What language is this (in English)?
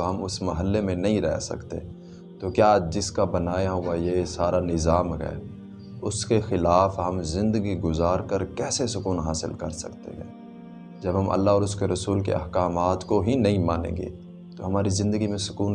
Urdu